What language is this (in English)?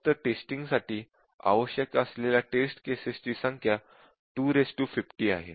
Marathi